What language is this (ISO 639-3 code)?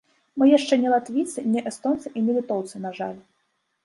bel